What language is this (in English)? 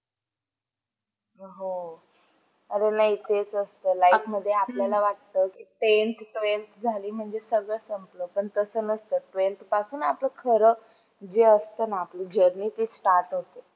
Marathi